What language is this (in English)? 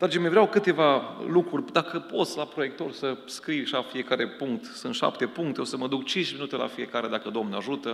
Romanian